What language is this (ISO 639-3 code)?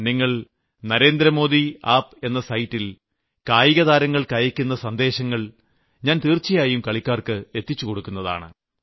mal